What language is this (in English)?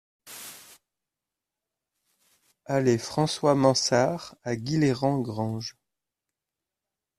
French